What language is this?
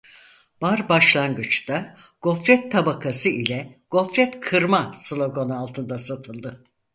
Turkish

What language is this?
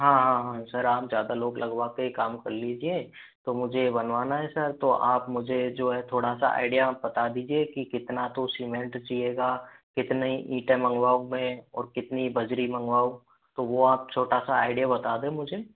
Hindi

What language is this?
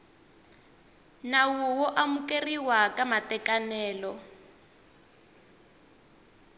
Tsonga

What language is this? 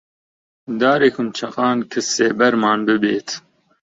Central Kurdish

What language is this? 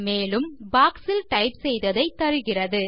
Tamil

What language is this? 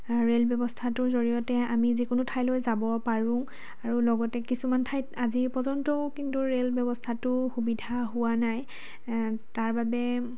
Assamese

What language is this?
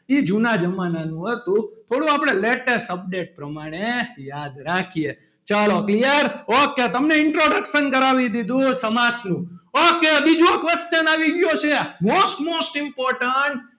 Gujarati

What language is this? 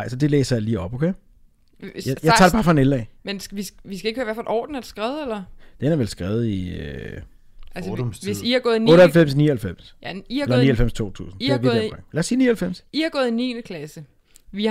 Danish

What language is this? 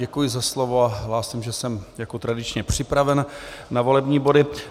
Czech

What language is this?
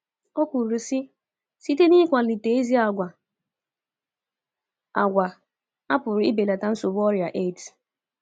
Igbo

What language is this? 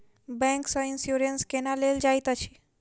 Maithili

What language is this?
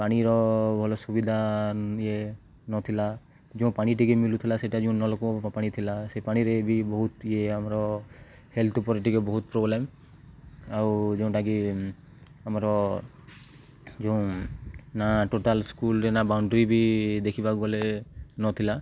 Odia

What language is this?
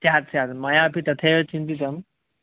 Sanskrit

